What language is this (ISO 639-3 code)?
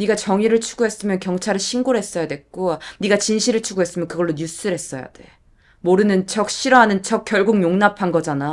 kor